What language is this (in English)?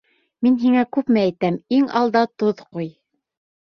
Bashkir